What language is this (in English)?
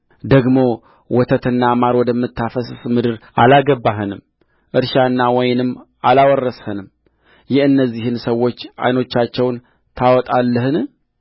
Amharic